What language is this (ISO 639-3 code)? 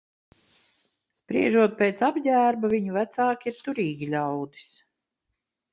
lav